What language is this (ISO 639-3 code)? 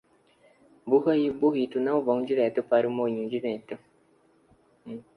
por